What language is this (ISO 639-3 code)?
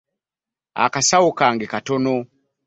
lug